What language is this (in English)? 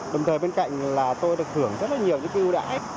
Vietnamese